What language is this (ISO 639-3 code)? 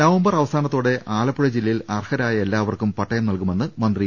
mal